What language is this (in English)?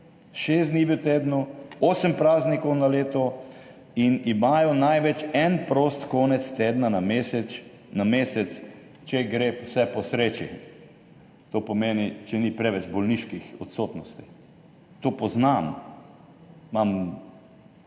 Slovenian